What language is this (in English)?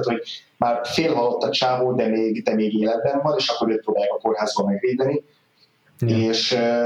Hungarian